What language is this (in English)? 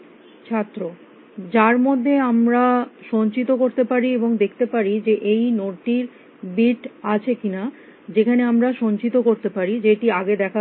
Bangla